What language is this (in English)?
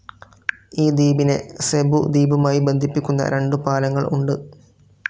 Malayalam